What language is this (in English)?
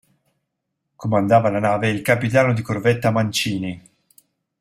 Italian